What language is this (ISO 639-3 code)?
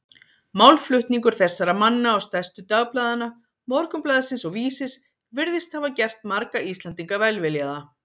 isl